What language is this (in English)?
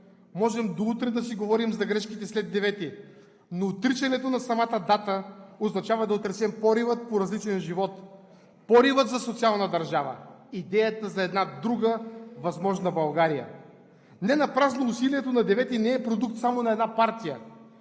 Bulgarian